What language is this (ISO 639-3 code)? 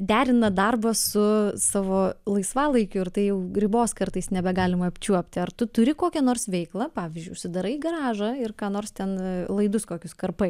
lit